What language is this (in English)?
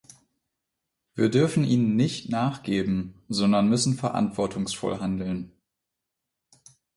German